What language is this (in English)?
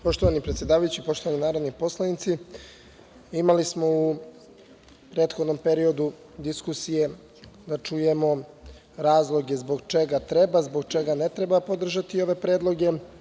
Serbian